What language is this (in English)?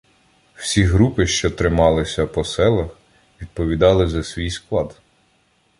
Ukrainian